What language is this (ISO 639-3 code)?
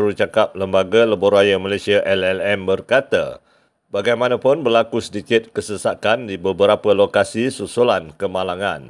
msa